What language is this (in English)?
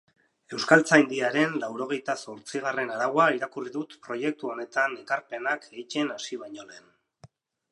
Basque